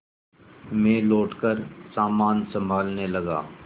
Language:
Hindi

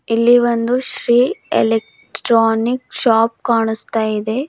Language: Kannada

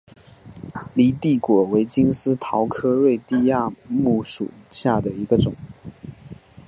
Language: Chinese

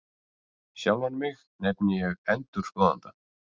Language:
Icelandic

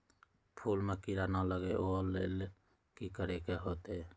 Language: Magahi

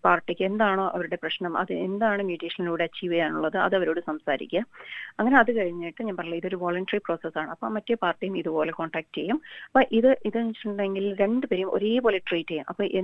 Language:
Malayalam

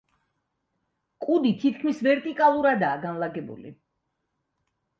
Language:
Georgian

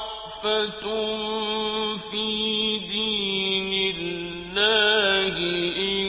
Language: Arabic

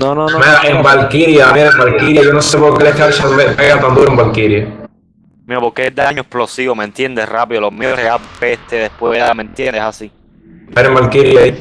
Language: Spanish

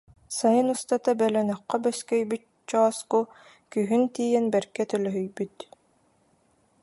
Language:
Yakut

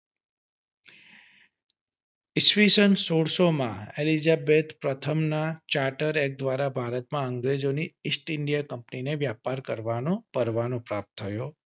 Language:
Gujarati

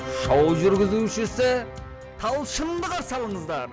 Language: Kazakh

